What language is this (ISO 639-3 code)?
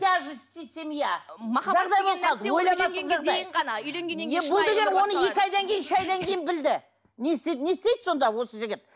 kaz